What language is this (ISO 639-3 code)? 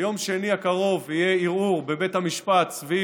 heb